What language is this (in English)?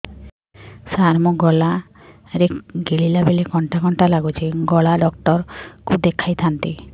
Odia